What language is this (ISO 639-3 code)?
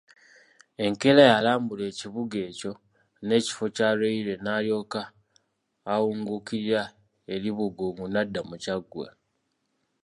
lug